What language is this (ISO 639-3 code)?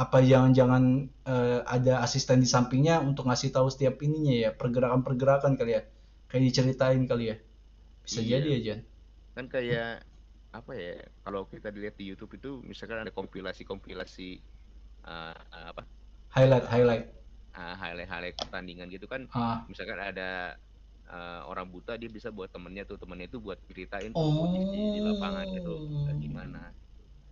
ind